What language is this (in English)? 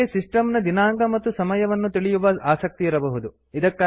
Kannada